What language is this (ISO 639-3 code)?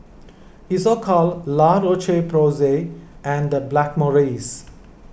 eng